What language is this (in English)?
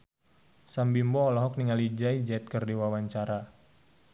Sundanese